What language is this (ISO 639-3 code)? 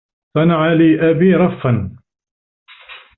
ara